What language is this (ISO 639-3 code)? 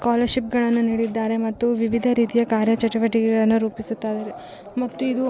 kan